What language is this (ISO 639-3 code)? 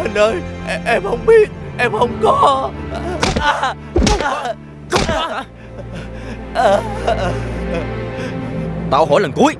vie